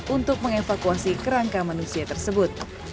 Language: Indonesian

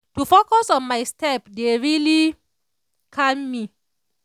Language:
Nigerian Pidgin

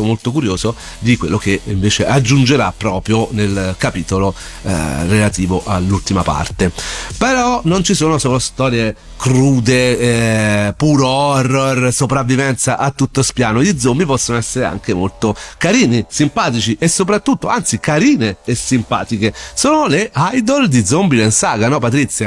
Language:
Italian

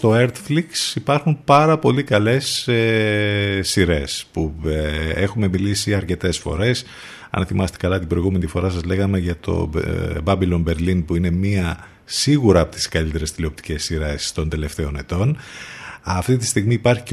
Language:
Greek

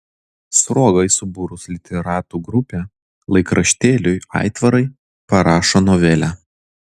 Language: Lithuanian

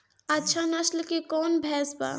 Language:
Bhojpuri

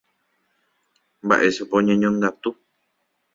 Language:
Guarani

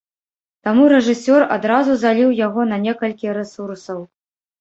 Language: Belarusian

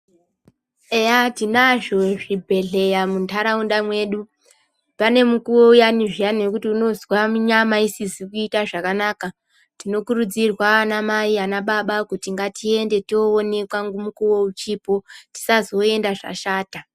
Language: Ndau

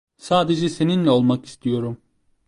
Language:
Turkish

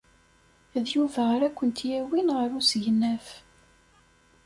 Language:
Kabyle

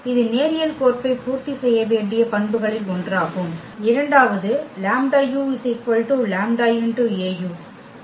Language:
Tamil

